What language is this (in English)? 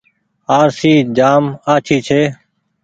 Goaria